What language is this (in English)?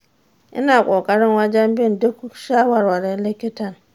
Hausa